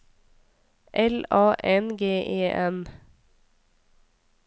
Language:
Norwegian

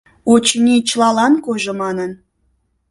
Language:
Mari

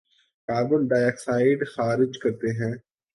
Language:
Urdu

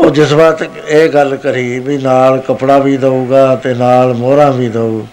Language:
Punjabi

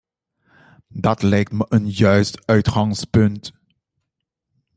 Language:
Dutch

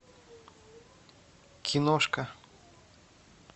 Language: Russian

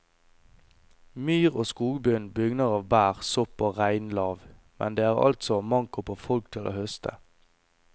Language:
Norwegian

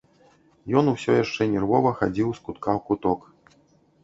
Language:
Belarusian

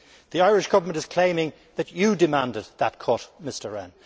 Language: English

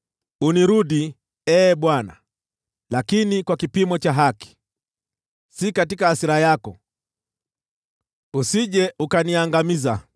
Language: Swahili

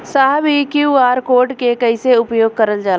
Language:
Bhojpuri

